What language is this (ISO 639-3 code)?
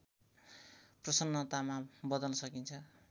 nep